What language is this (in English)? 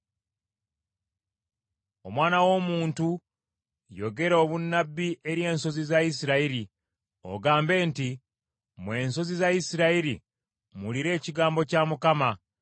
Ganda